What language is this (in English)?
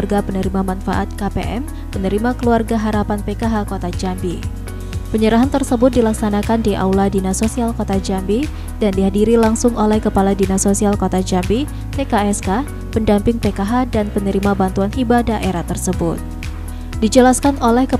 Indonesian